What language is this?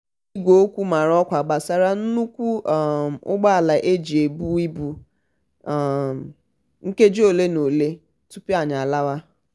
Igbo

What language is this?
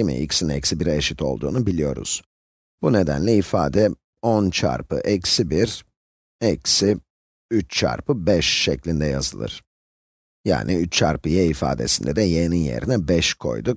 Turkish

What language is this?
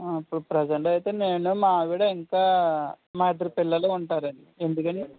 Telugu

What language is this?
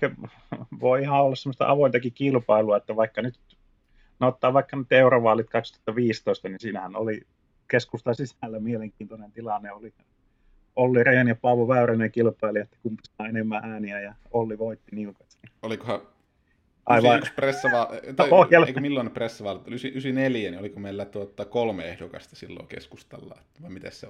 Finnish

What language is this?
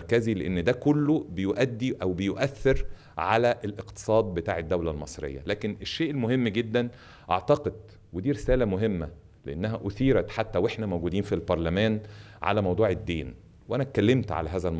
Arabic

